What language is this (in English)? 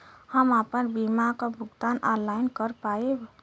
Bhojpuri